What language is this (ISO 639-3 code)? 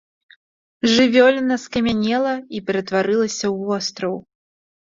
bel